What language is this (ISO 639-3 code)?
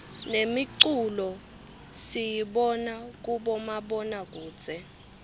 ssw